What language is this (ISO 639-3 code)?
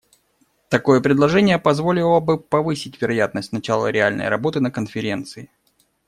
rus